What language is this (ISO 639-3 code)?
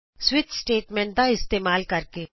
pan